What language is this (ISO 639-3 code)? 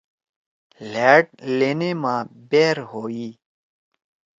trw